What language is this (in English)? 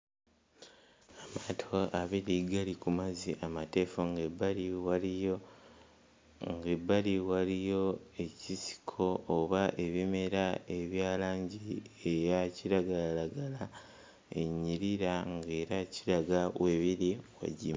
Ganda